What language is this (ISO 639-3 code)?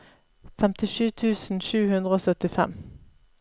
nor